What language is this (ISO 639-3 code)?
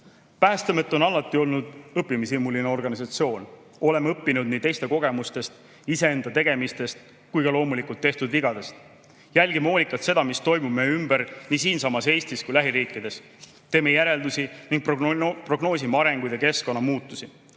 est